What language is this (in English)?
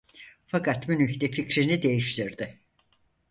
Turkish